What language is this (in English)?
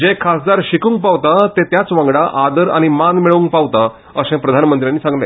Konkani